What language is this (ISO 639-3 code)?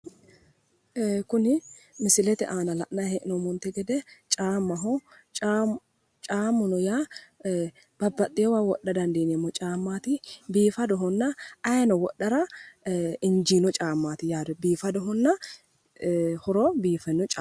sid